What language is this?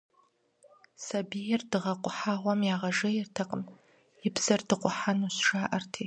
Kabardian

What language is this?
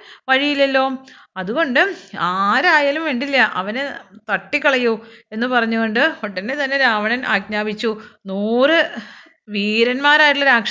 Malayalam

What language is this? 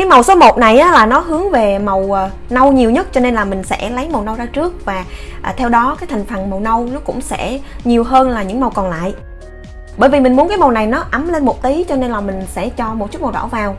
Vietnamese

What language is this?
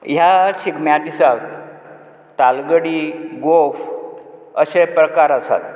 Konkani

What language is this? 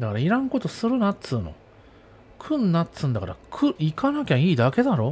Japanese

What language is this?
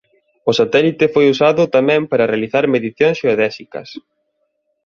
Galician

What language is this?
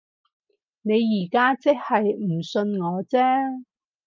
Cantonese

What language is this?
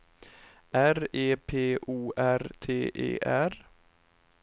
Swedish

